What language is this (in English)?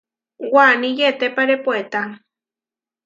Huarijio